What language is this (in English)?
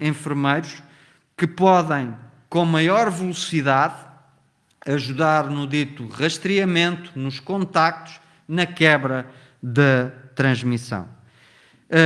Portuguese